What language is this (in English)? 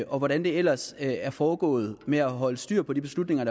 Danish